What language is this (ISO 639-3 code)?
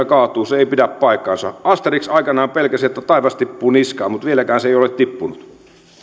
fin